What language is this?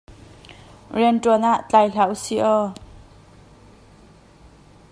Hakha Chin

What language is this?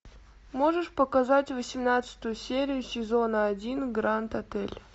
Russian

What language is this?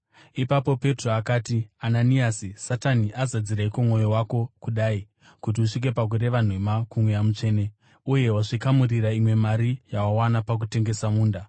Shona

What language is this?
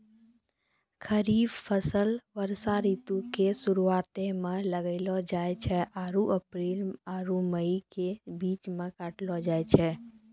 Maithili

